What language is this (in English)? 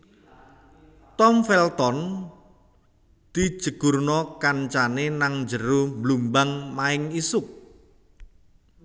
Javanese